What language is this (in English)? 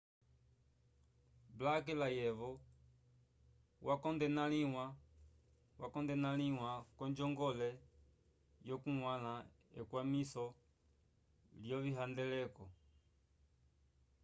Umbundu